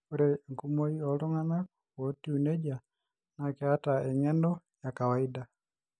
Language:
Masai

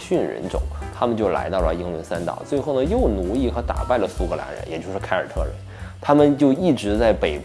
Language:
Chinese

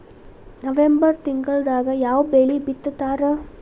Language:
Kannada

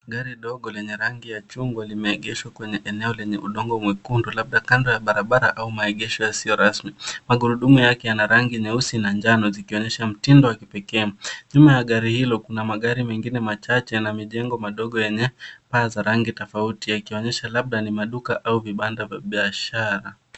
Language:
Swahili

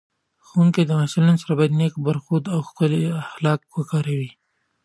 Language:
Pashto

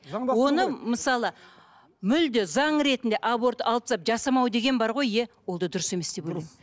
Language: Kazakh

